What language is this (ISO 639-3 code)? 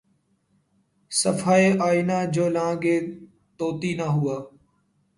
urd